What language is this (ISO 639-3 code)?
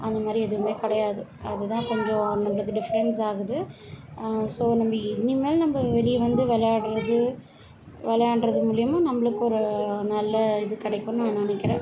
tam